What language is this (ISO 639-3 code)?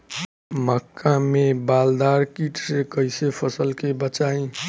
bho